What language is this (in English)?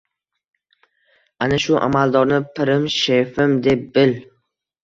Uzbek